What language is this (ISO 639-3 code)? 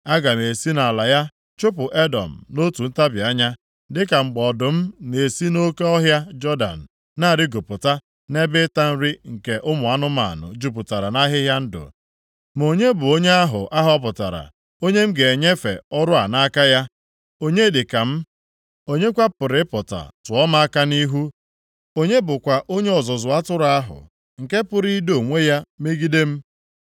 ibo